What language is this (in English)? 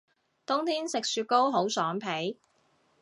Cantonese